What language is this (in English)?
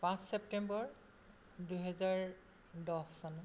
Assamese